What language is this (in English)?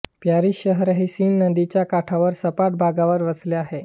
Marathi